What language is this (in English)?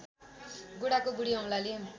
Nepali